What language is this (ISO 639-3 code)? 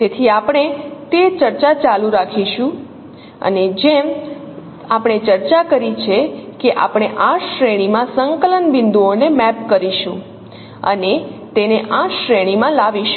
guj